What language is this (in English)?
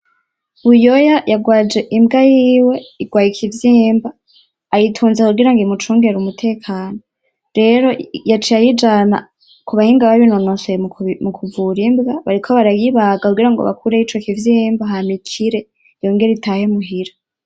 Rundi